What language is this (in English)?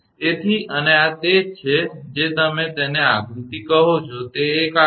Gujarati